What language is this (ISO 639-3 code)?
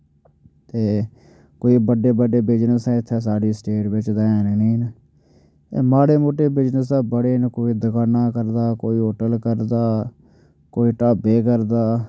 doi